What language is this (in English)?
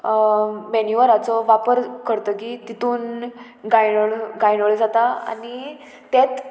Konkani